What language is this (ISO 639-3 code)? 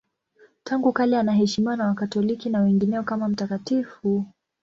swa